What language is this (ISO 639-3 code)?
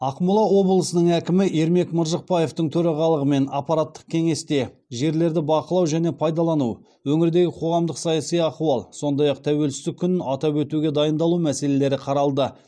kaz